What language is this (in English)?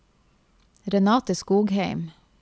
Norwegian